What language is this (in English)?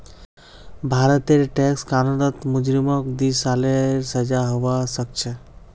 Magahi